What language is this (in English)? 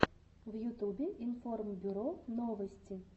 Russian